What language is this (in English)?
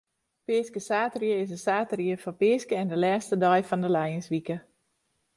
Western Frisian